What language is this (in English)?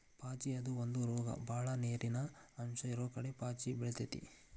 Kannada